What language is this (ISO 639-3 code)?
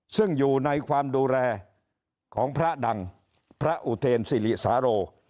tha